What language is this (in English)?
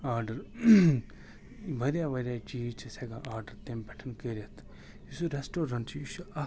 Kashmiri